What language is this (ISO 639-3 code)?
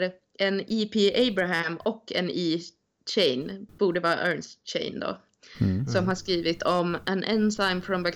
swe